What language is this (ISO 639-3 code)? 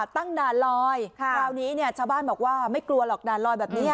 tha